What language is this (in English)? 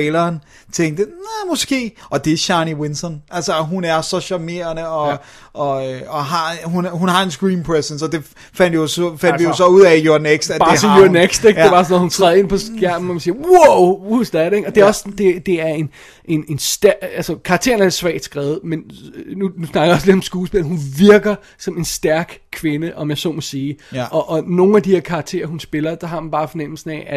Danish